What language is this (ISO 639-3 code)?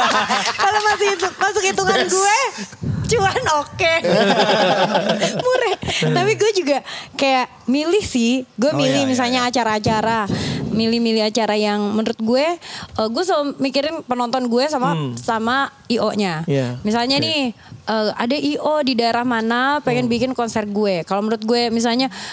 ind